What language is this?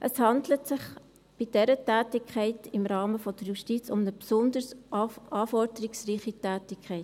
Swiss German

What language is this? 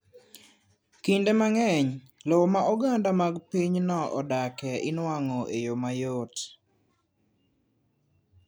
Luo (Kenya and Tanzania)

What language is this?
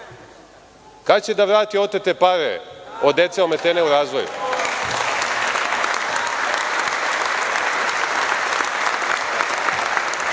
Serbian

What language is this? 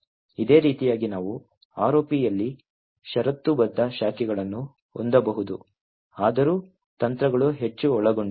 Kannada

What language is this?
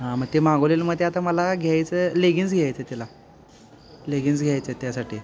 Marathi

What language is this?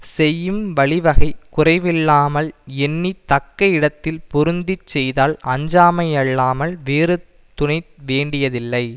Tamil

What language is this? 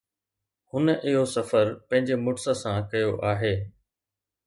Sindhi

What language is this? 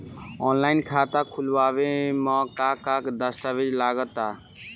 Bhojpuri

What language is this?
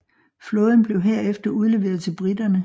Danish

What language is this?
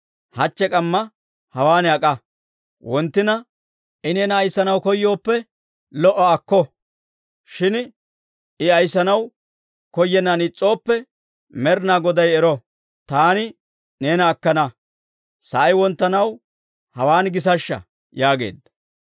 Dawro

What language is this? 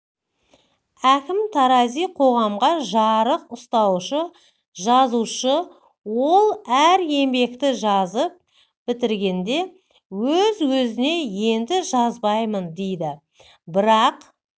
Kazakh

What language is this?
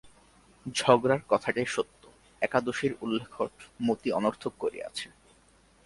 Bangla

